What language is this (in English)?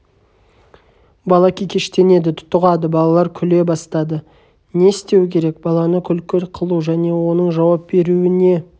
Kazakh